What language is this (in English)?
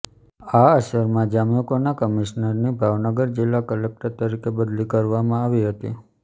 Gujarati